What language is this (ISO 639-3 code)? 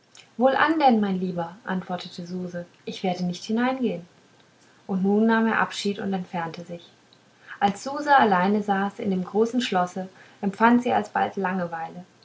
deu